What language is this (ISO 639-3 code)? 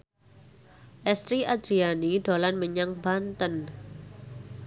jav